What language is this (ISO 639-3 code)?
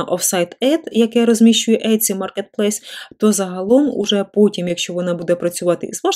ukr